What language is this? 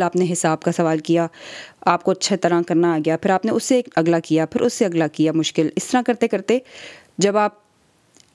Urdu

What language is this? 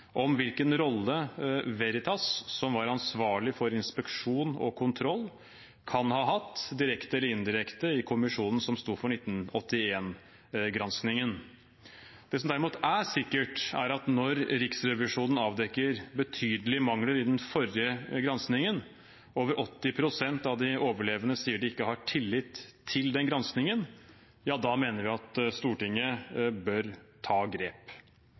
Norwegian Bokmål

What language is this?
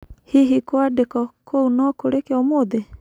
Kikuyu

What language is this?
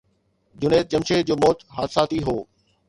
Sindhi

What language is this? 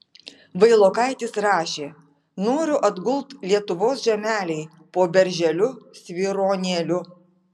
Lithuanian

